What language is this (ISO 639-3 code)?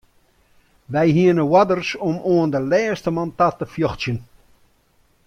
fry